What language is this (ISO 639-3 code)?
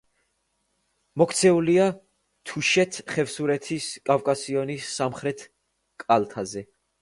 kat